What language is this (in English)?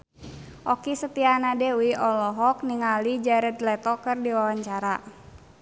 Sundanese